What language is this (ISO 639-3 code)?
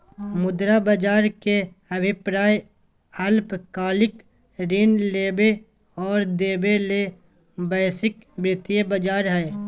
mag